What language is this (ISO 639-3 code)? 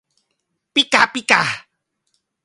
tha